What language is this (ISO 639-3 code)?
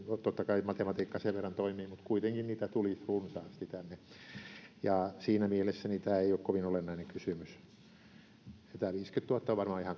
fin